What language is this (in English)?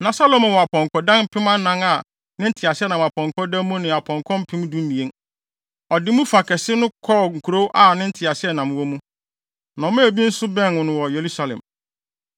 Akan